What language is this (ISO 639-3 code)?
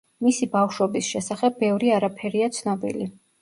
kat